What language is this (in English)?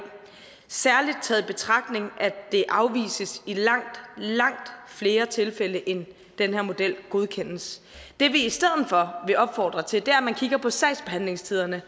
Danish